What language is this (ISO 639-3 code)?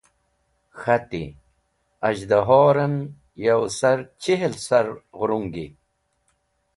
wbl